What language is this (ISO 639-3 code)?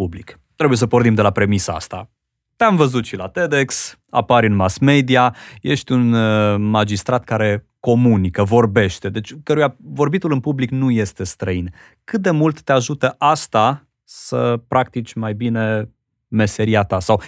ron